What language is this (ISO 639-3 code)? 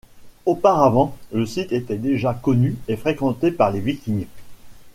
fra